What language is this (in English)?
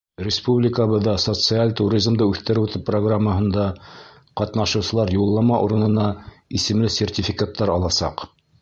Bashkir